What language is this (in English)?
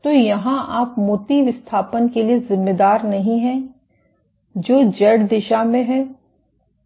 Hindi